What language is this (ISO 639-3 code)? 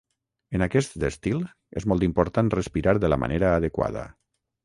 cat